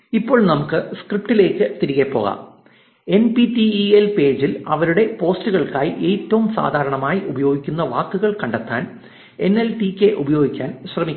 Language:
Malayalam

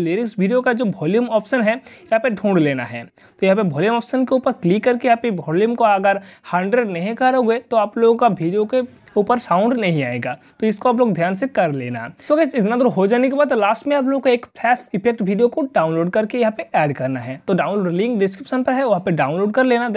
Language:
Hindi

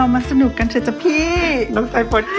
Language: Thai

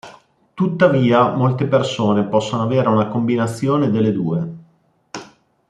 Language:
Italian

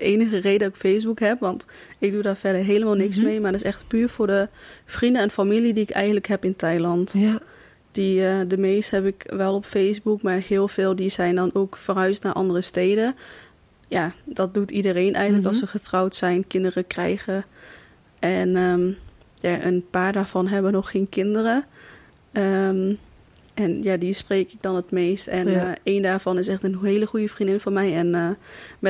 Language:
Dutch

